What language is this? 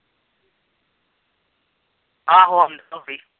Punjabi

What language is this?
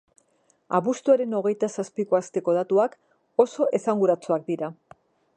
Basque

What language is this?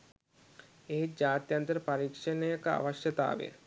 Sinhala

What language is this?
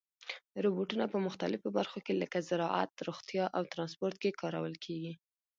Pashto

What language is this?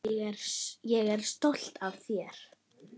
Icelandic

